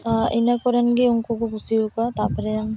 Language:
Santali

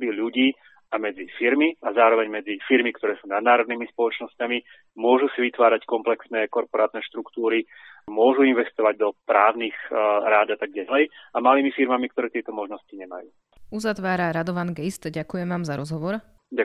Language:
Slovak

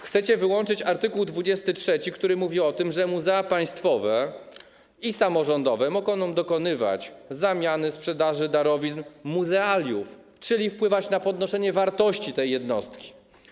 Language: Polish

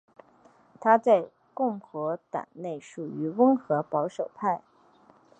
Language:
Chinese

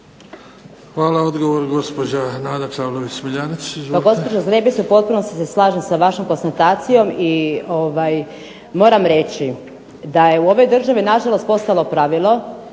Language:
Croatian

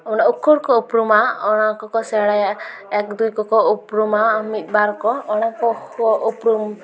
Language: Santali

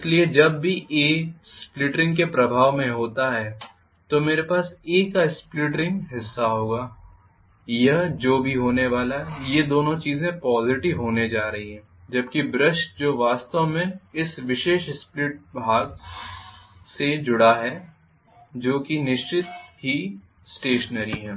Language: Hindi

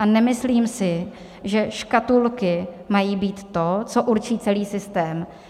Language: Czech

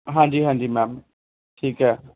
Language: Punjabi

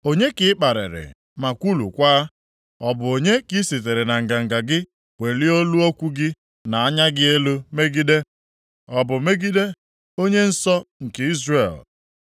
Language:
Igbo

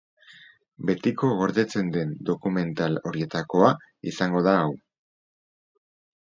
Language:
Basque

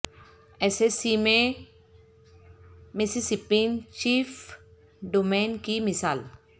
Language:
Urdu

